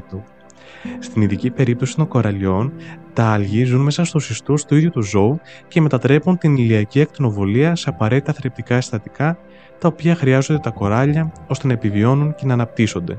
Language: Greek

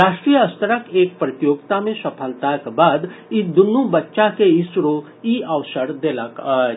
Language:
Maithili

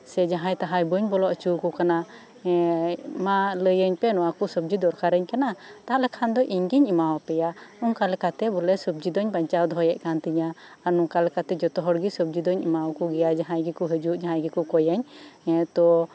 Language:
Santali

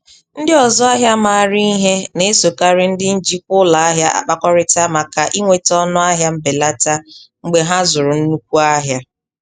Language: Igbo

